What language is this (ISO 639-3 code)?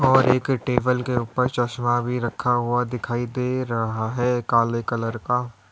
hin